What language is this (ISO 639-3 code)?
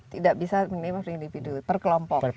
ind